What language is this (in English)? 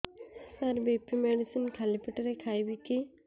Odia